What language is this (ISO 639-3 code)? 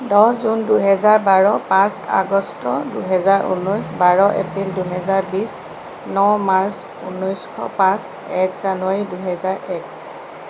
asm